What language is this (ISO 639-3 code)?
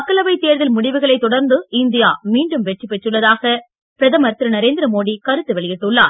tam